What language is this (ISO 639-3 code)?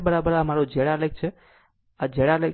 guj